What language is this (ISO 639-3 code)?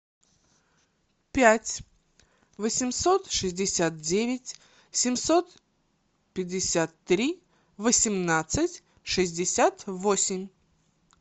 rus